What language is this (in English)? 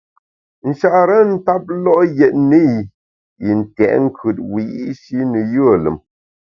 Bamun